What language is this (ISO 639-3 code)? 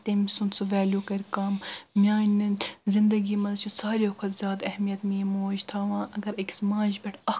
kas